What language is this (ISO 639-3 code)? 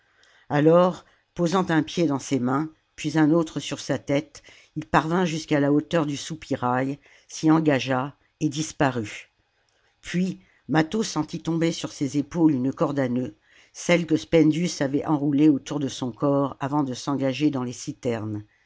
fra